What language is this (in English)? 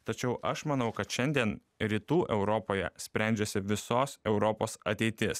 Lithuanian